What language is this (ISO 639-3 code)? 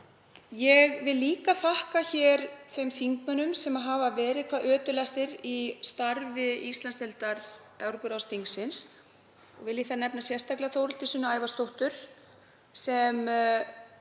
isl